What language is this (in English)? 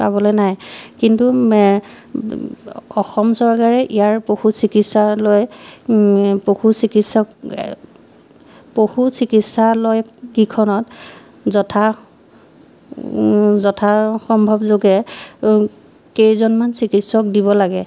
Assamese